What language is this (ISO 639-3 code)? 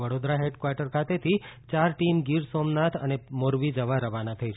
guj